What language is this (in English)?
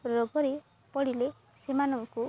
Odia